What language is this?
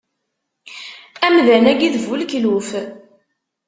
Kabyle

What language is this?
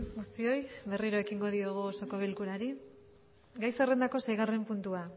Basque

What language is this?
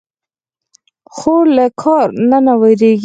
Pashto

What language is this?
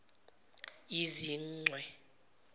Zulu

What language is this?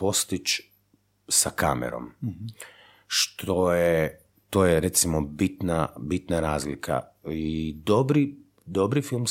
Croatian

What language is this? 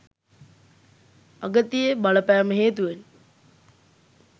Sinhala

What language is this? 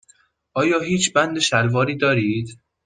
Persian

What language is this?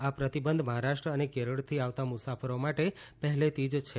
Gujarati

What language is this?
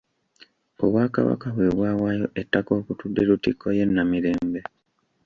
Ganda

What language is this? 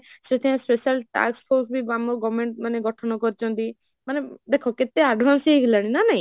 Odia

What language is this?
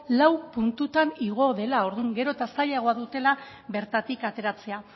Basque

